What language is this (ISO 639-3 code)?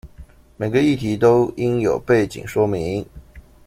zho